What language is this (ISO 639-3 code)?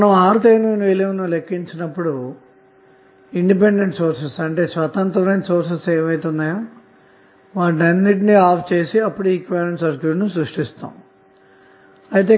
tel